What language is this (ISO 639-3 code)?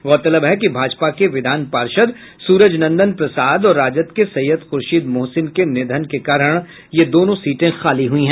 hin